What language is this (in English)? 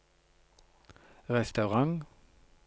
Norwegian